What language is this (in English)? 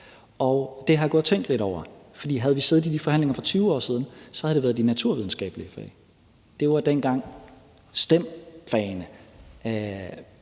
Danish